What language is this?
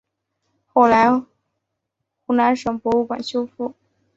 Chinese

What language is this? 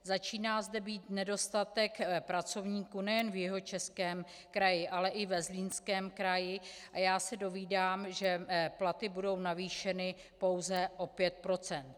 Czech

